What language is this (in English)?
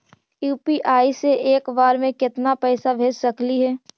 Magahi